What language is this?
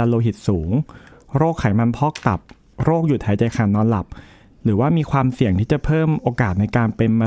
Thai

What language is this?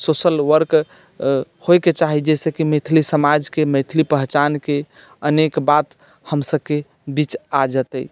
Maithili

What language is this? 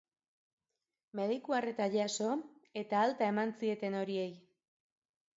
Basque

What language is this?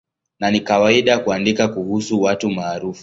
Swahili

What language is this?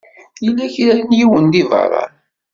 Kabyle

